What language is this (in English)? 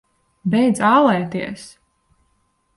Latvian